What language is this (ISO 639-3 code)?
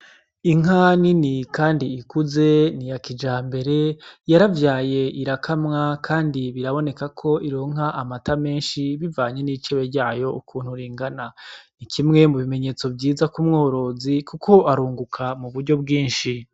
run